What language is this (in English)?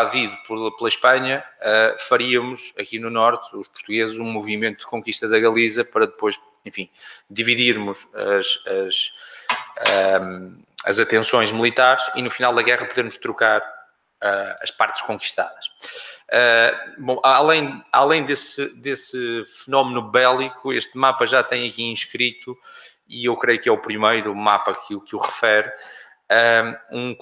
Portuguese